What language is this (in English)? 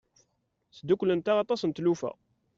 Kabyle